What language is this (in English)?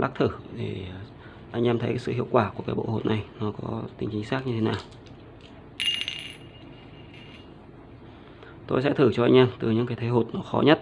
Vietnamese